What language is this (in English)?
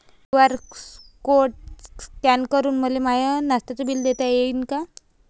Marathi